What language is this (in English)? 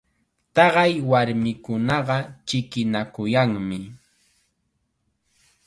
Chiquián Ancash Quechua